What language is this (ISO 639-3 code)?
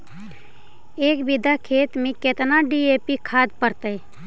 mag